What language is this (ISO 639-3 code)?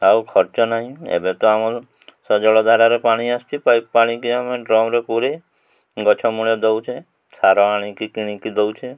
ori